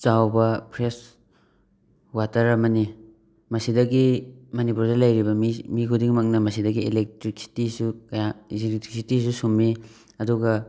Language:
Manipuri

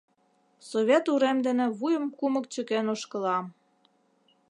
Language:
Mari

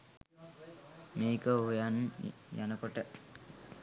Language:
Sinhala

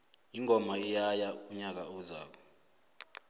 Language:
South Ndebele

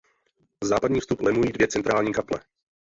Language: Czech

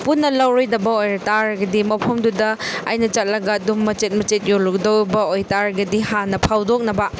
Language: Manipuri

